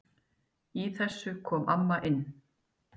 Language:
Icelandic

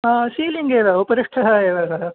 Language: Sanskrit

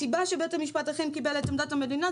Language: Hebrew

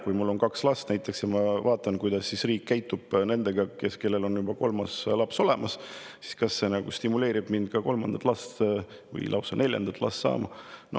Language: Estonian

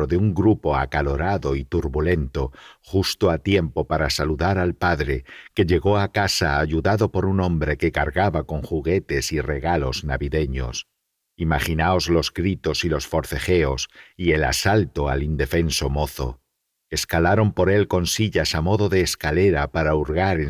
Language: Spanish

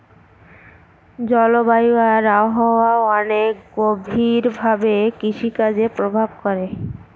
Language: Bangla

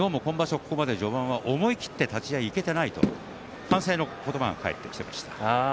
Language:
Japanese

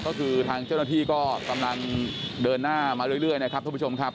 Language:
Thai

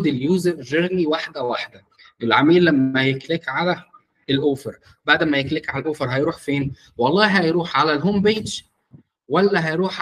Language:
Arabic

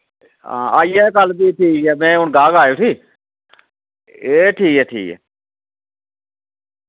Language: Dogri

